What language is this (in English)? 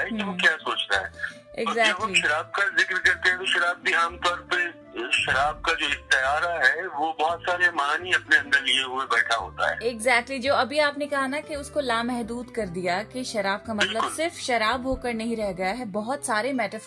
Hindi